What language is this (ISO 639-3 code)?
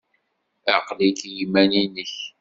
kab